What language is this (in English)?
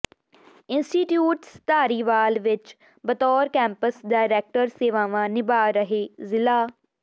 Punjabi